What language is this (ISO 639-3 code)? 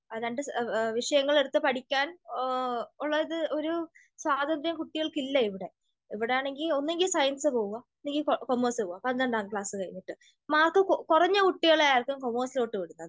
mal